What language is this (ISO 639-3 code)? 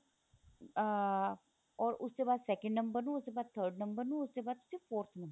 pan